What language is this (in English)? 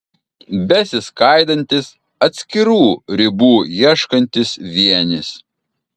Lithuanian